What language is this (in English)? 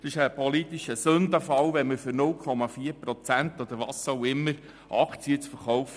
Swiss German